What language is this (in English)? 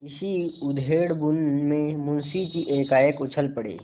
Hindi